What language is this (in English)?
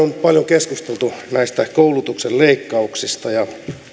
Finnish